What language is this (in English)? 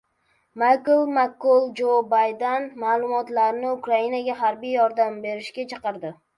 Uzbek